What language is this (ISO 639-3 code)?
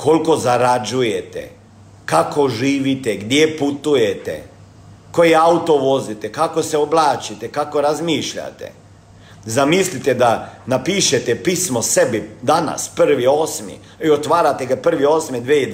hrv